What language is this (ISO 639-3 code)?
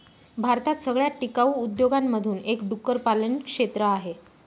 mar